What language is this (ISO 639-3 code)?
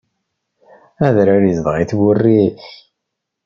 kab